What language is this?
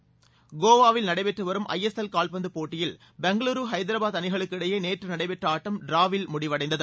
Tamil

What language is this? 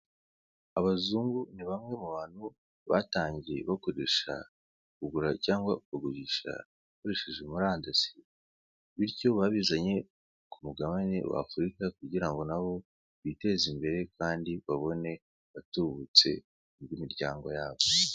Kinyarwanda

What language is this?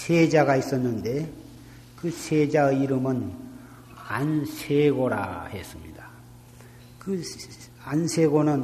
Korean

